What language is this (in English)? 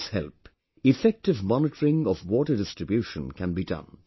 English